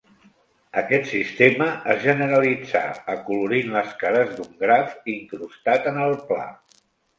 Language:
Catalan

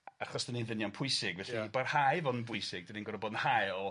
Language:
Welsh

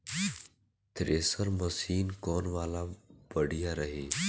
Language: Bhojpuri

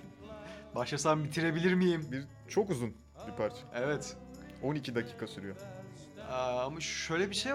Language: Turkish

